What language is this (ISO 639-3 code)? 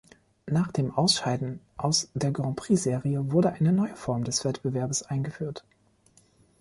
deu